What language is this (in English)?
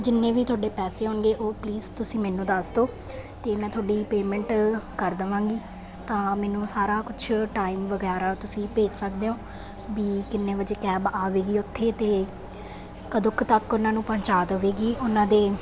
Punjabi